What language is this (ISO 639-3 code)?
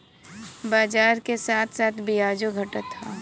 bho